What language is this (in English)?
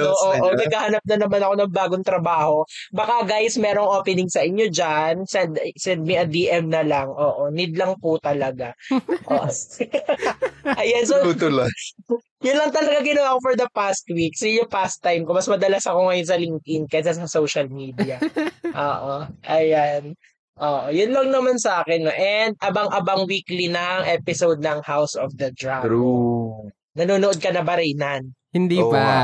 Filipino